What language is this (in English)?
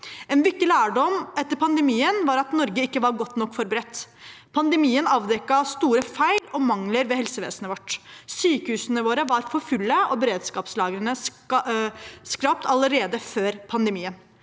Norwegian